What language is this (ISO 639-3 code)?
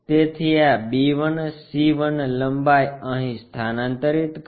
guj